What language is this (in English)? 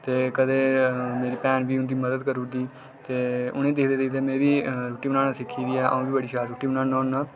Dogri